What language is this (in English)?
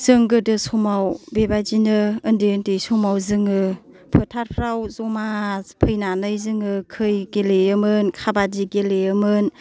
Bodo